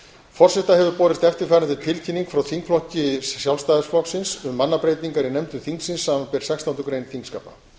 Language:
Icelandic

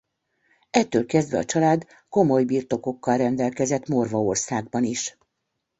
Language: Hungarian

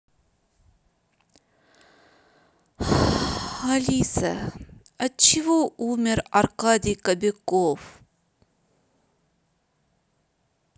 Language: Russian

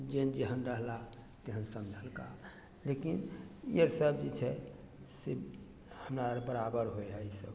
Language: Maithili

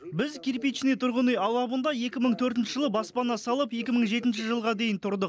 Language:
Kazakh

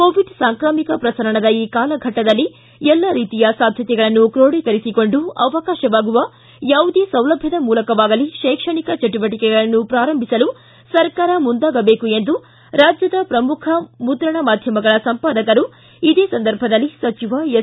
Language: Kannada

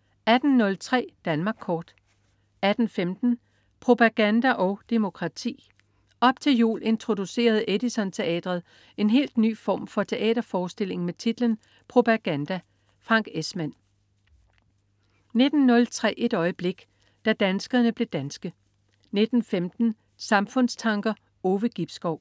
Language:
Danish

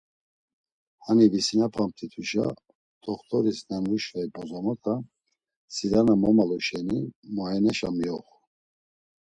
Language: Laz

